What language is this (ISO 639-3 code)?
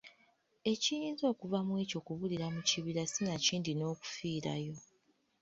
lug